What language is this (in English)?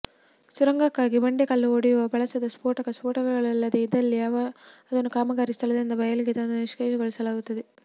Kannada